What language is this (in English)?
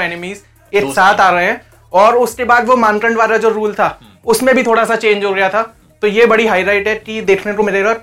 Hindi